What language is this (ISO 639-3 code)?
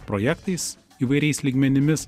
lit